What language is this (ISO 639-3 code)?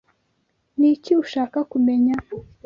kin